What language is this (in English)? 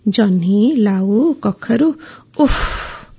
Odia